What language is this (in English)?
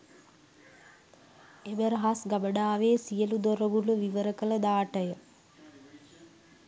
Sinhala